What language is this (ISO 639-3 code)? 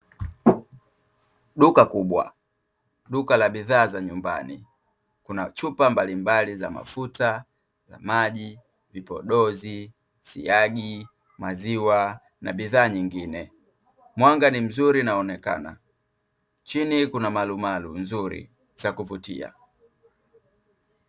swa